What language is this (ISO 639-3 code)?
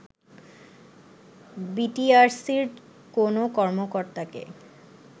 ben